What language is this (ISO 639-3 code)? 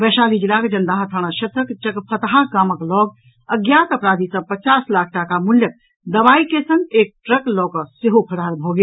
mai